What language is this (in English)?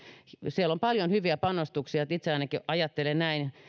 Finnish